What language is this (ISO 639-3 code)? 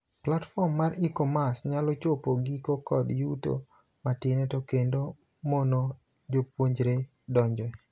luo